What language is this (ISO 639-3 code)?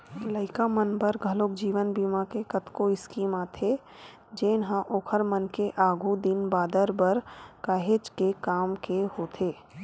hne